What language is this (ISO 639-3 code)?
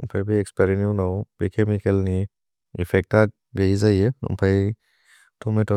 brx